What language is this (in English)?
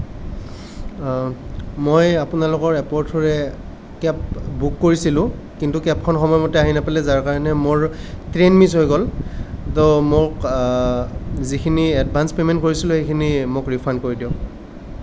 Assamese